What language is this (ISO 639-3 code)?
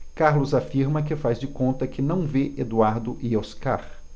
por